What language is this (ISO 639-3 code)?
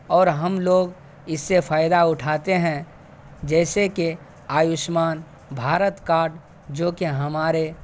urd